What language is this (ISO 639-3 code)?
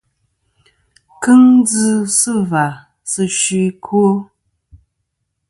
bkm